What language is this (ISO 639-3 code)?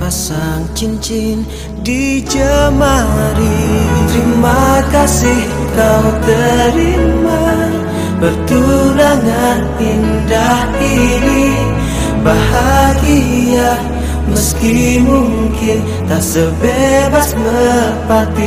msa